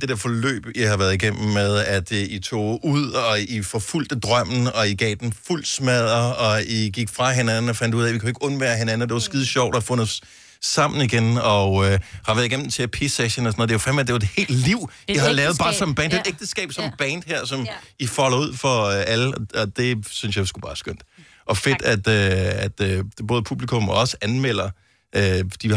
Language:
Danish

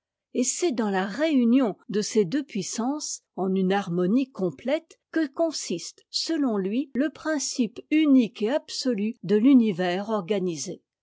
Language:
French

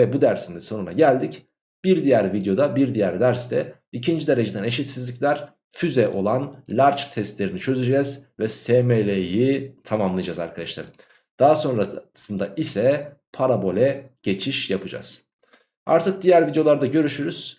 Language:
Turkish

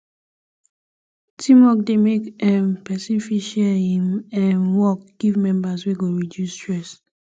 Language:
Nigerian Pidgin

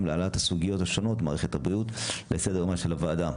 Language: Hebrew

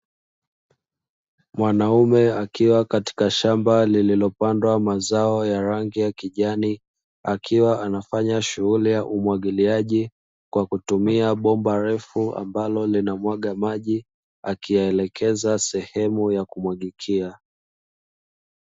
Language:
Swahili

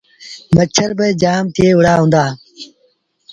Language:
Sindhi Bhil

